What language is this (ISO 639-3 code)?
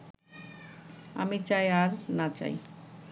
ben